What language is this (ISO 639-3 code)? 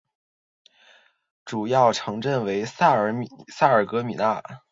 zho